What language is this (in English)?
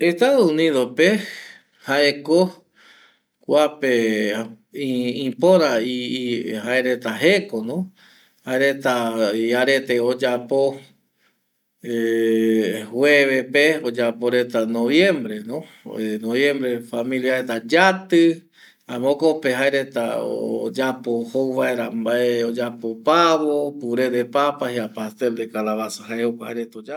Eastern Bolivian Guaraní